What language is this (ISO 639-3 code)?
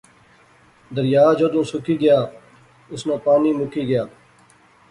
phr